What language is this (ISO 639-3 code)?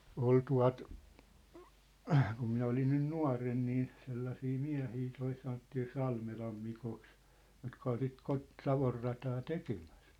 fin